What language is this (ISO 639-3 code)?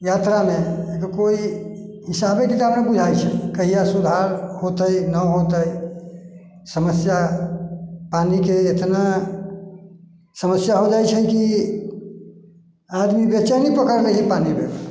mai